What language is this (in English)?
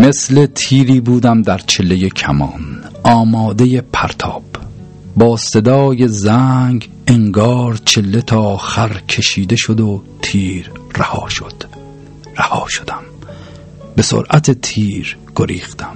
Persian